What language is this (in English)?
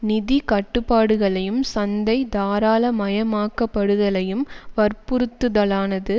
Tamil